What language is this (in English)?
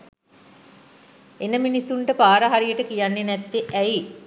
Sinhala